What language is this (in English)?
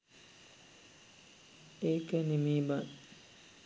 Sinhala